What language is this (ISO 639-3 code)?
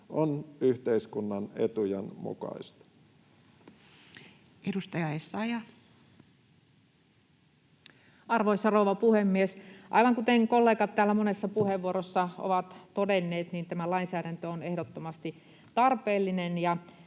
fin